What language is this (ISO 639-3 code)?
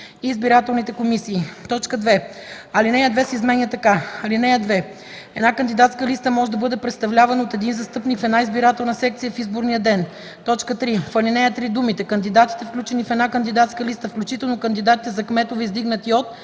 bul